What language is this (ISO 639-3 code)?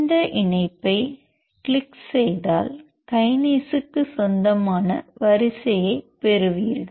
tam